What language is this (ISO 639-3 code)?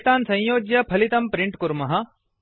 san